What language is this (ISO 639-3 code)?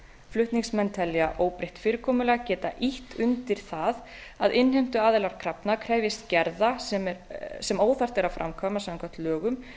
isl